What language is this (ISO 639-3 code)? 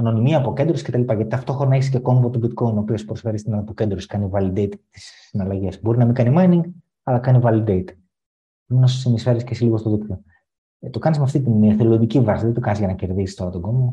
ell